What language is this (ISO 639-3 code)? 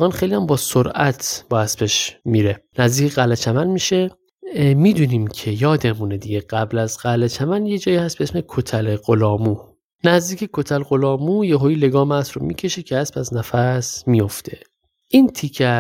fas